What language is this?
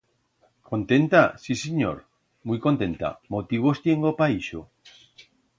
Aragonese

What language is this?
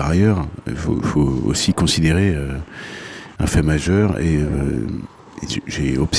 French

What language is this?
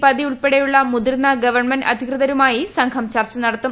Malayalam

